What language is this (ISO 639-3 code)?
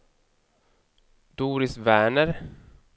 swe